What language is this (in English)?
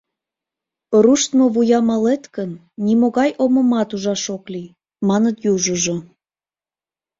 Mari